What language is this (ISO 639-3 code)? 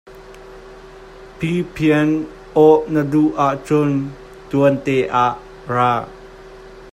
cnh